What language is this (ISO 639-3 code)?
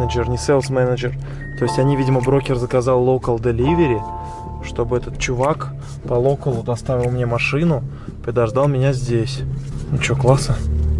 rus